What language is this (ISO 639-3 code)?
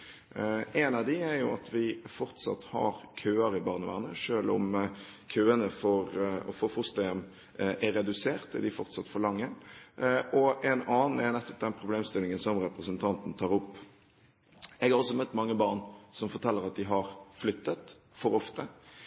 nob